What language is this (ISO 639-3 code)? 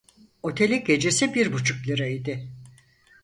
tur